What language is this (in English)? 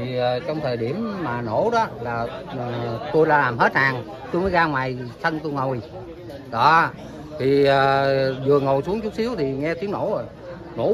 Vietnamese